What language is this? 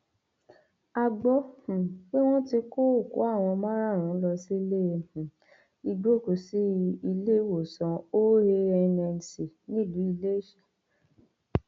Yoruba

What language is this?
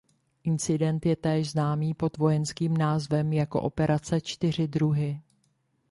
Czech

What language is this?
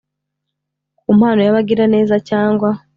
Kinyarwanda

